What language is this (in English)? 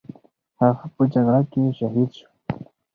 Pashto